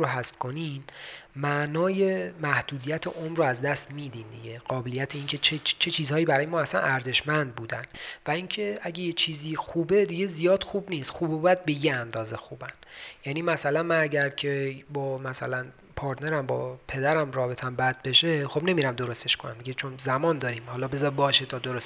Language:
Persian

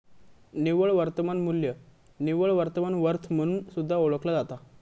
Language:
Marathi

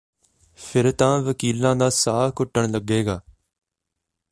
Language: Punjabi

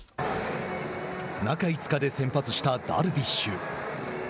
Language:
Japanese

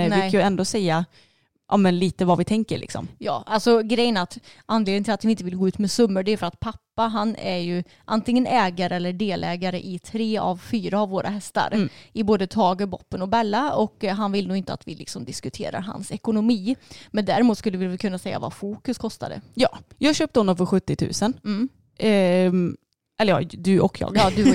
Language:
Swedish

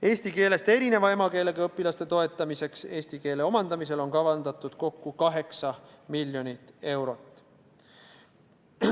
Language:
Estonian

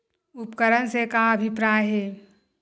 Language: Chhattisgarhi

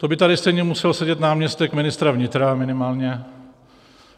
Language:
Czech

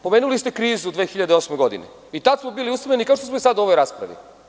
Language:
Serbian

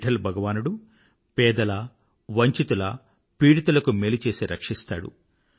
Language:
Telugu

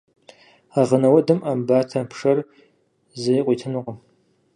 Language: Kabardian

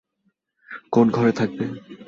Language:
Bangla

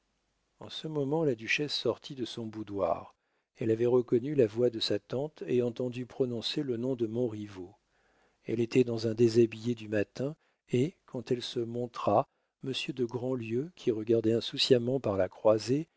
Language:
French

